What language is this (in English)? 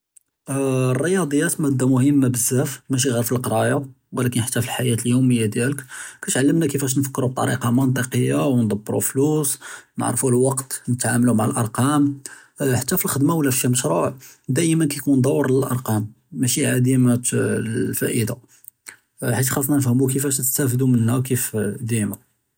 Judeo-Arabic